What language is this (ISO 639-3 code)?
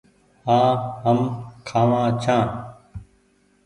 gig